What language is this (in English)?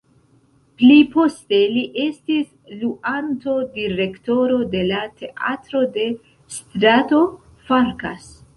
Esperanto